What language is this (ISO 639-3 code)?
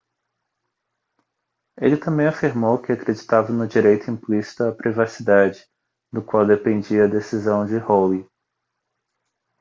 por